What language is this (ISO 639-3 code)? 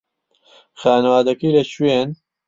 ckb